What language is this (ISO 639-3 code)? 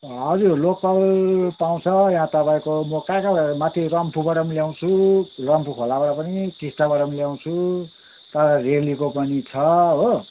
nep